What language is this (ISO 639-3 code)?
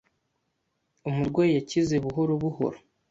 kin